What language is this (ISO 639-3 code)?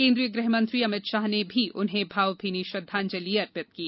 hin